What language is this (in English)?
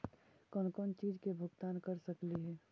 Magahi